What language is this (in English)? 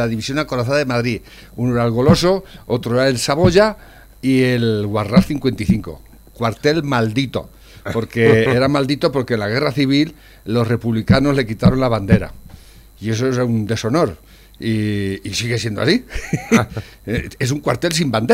Spanish